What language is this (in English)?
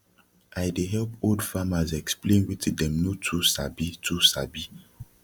Nigerian Pidgin